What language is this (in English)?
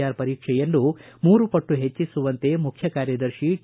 Kannada